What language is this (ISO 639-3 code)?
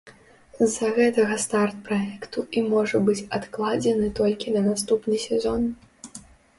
bel